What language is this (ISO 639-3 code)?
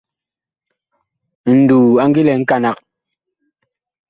bkh